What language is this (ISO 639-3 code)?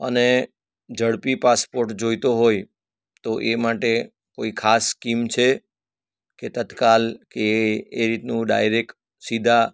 guj